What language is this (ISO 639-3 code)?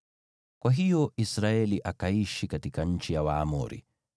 swa